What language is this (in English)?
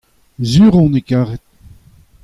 Breton